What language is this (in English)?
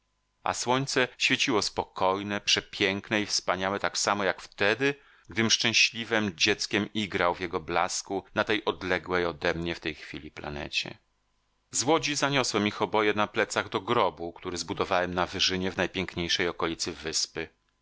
Polish